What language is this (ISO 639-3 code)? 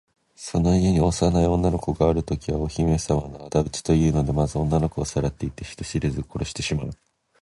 jpn